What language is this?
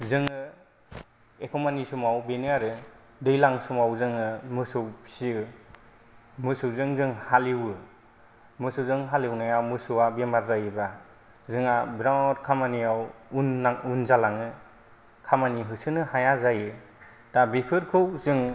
Bodo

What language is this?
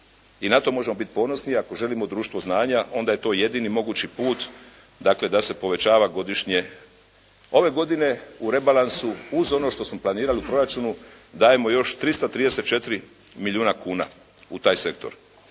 Croatian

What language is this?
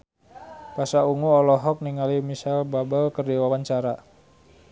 Sundanese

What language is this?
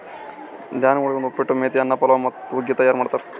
Kannada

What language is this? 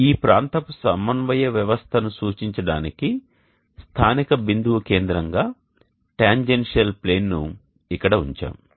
Telugu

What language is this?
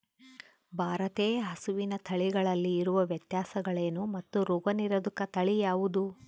Kannada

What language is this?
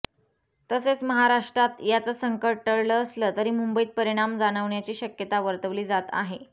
Marathi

